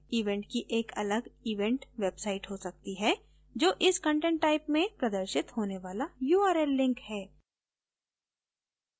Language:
Hindi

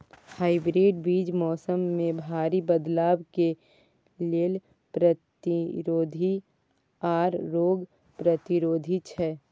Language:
Maithili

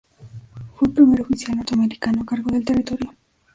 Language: Spanish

